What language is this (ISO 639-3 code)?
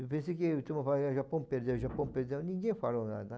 por